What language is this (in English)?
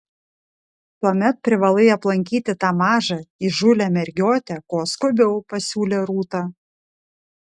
Lithuanian